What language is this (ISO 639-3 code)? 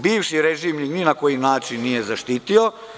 srp